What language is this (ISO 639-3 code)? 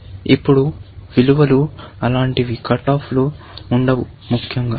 tel